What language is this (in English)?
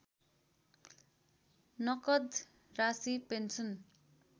Nepali